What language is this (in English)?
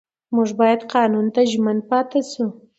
Pashto